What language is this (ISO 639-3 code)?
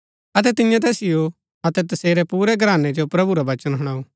gbk